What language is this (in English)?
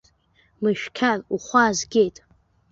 Abkhazian